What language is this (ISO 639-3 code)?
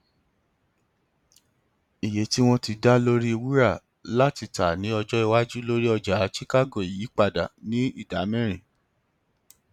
yor